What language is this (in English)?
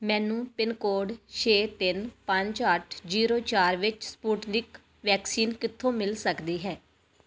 Punjabi